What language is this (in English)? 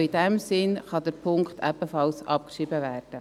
Swiss German